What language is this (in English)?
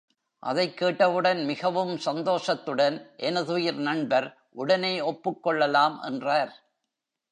Tamil